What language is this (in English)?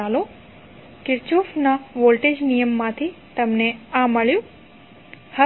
Gujarati